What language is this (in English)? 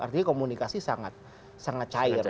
Indonesian